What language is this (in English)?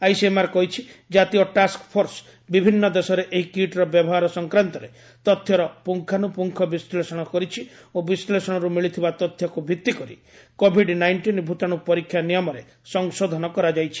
Odia